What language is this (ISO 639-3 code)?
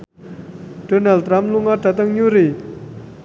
jav